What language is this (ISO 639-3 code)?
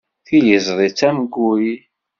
kab